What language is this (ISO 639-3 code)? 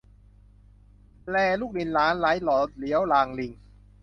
tha